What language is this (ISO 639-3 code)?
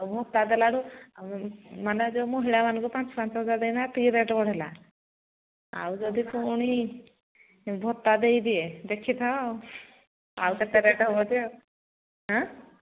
ori